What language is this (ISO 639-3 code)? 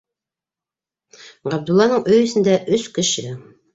bak